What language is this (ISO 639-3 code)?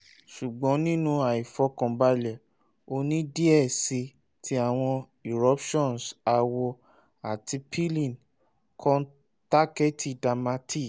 yor